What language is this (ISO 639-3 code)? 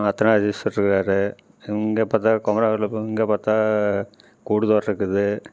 tam